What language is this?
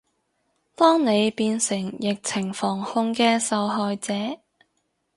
Cantonese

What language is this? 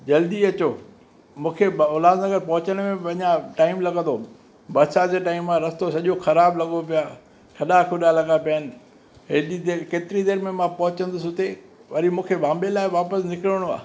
Sindhi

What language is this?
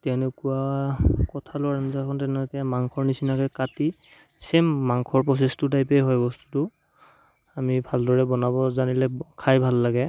Assamese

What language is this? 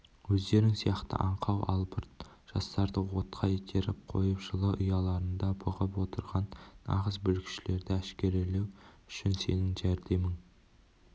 Kazakh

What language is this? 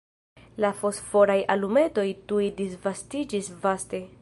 Esperanto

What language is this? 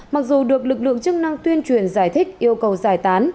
Vietnamese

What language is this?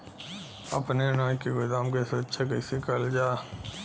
Bhojpuri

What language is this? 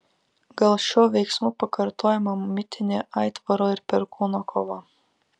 Lithuanian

